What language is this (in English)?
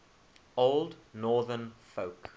English